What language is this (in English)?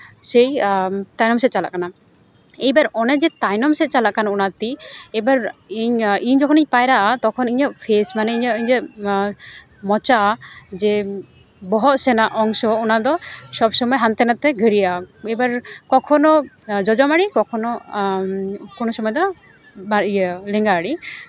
Santali